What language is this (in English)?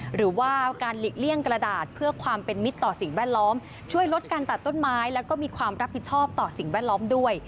Thai